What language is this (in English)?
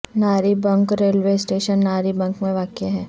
Urdu